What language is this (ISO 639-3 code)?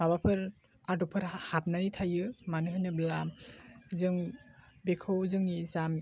brx